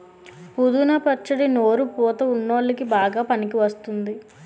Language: Telugu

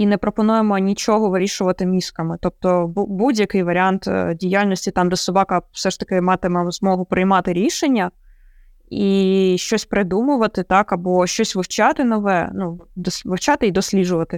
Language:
Ukrainian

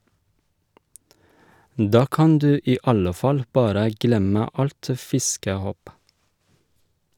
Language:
Norwegian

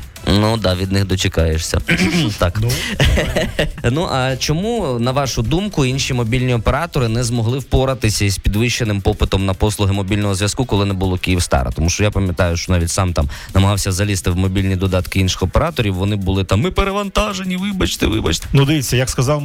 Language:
Ukrainian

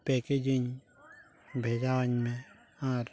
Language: Santali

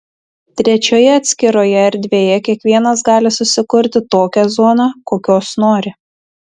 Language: Lithuanian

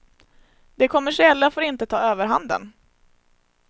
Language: Swedish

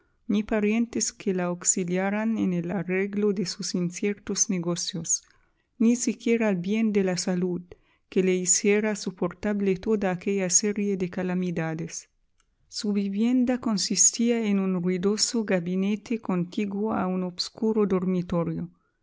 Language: Spanish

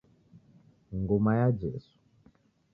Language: Taita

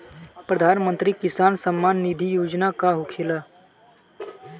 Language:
Bhojpuri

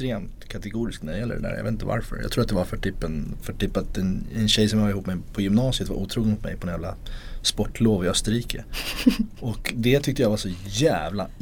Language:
Swedish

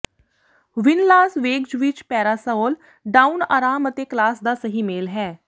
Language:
Punjabi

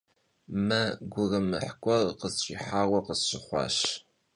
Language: Kabardian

